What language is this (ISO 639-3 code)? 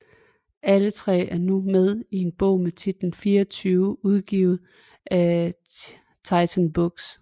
dan